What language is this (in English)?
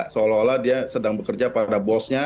Indonesian